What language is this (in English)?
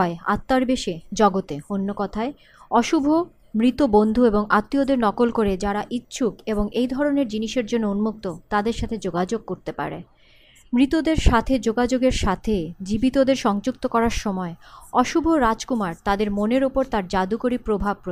Bangla